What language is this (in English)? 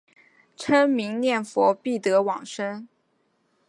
Chinese